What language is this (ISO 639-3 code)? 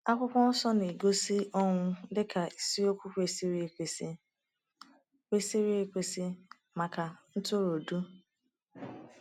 ibo